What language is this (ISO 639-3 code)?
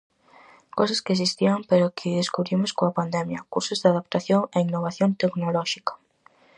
glg